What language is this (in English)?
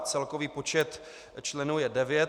Czech